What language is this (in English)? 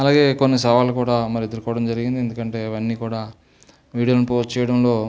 Telugu